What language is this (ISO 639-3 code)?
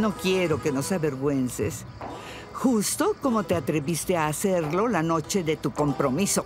spa